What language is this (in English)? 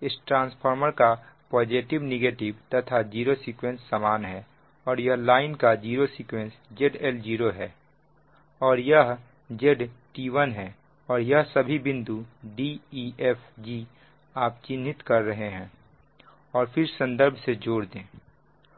Hindi